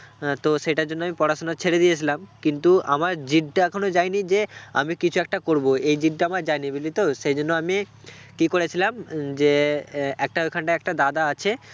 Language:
Bangla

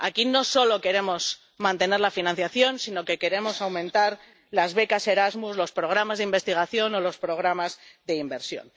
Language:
Spanish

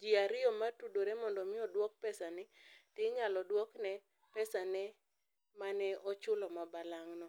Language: Luo (Kenya and Tanzania)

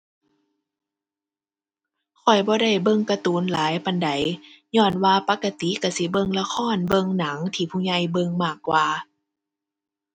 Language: Thai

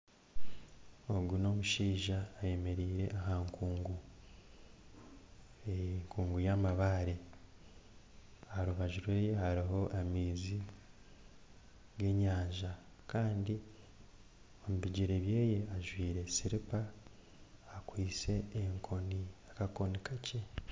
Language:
Nyankole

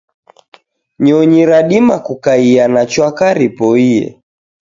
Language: Taita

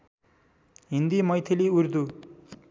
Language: Nepali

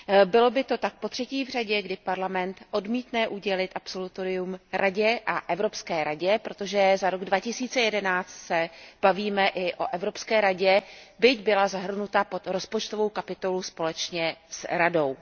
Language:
Czech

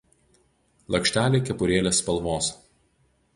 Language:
Lithuanian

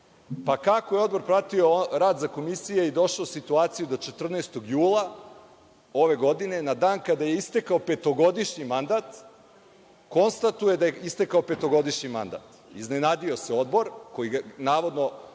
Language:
Serbian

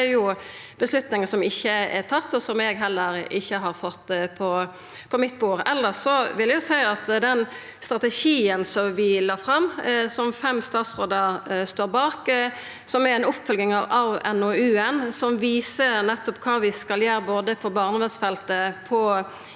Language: Norwegian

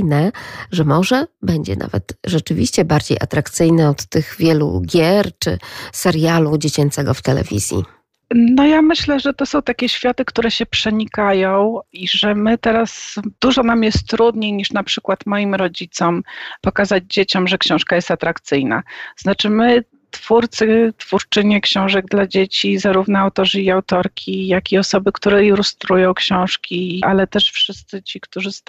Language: Polish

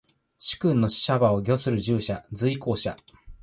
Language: Japanese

